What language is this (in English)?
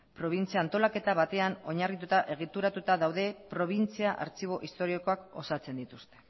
Basque